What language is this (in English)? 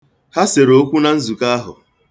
Igbo